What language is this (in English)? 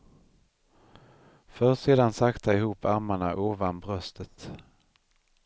Swedish